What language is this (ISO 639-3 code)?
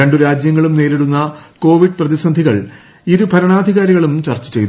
mal